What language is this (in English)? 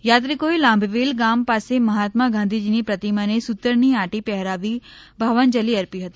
Gujarati